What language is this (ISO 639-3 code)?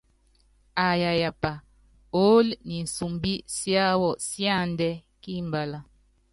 yav